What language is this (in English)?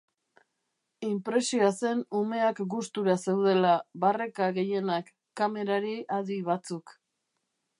Basque